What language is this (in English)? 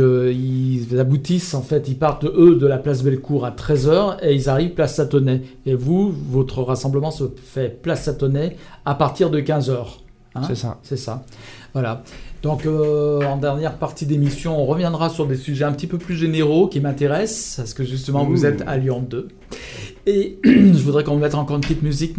French